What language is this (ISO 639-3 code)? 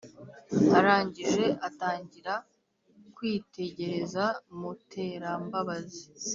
kin